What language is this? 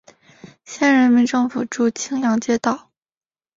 Chinese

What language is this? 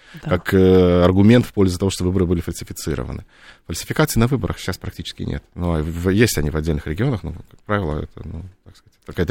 Russian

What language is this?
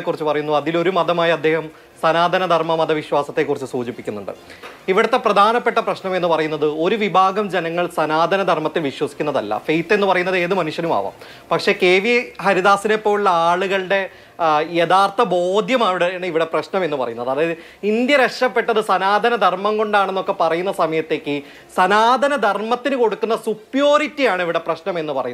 English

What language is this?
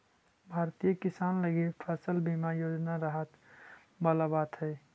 Magahi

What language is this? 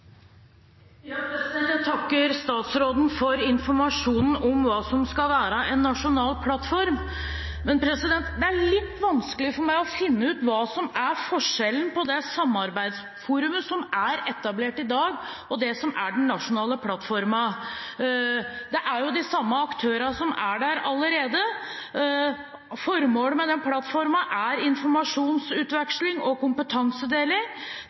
Norwegian Bokmål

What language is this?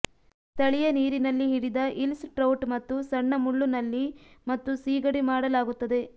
Kannada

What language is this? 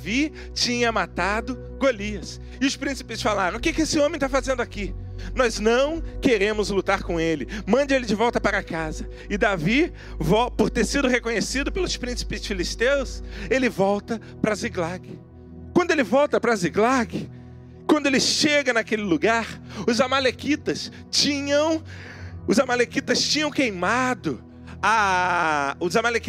Portuguese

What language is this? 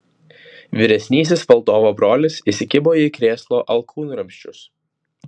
Lithuanian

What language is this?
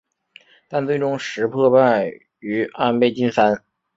Chinese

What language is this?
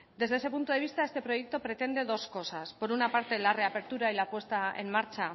Spanish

